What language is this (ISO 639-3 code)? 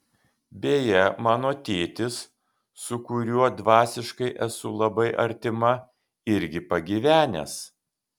lit